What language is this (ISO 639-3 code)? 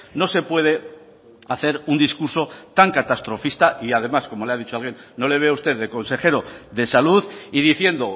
spa